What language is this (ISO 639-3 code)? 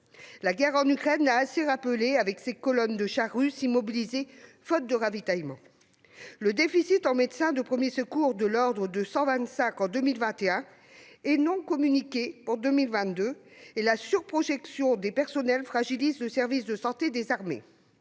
fra